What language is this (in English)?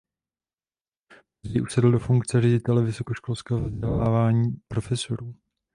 Czech